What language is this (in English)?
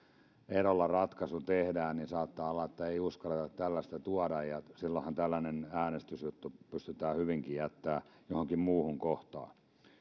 Finnish